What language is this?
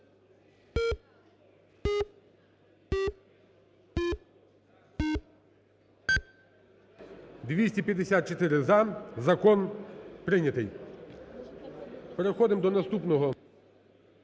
Ukrainian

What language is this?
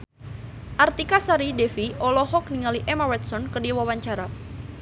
Sundanese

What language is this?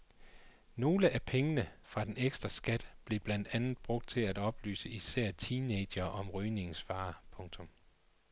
Danish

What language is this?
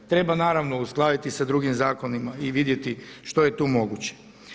Croatian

